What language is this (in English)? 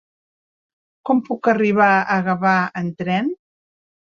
Catalan